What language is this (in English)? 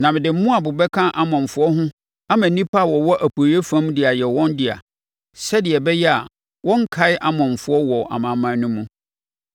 Akan